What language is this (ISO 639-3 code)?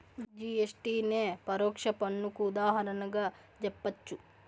tel